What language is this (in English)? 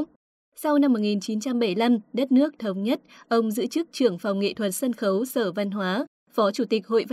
Vietnamese